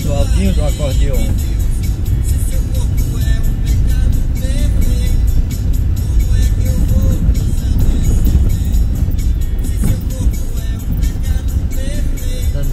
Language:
Portuguese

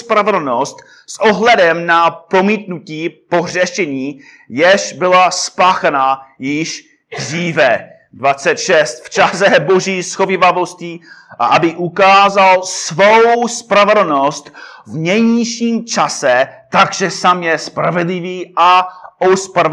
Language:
Czech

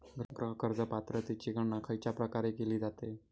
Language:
Marathi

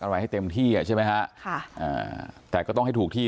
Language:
Thai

